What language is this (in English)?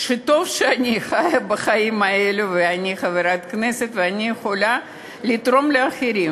Hebrew